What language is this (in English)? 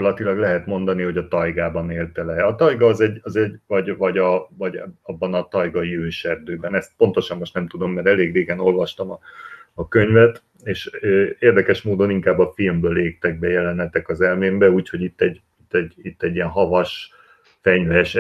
Hungarian